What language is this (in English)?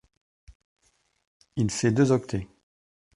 French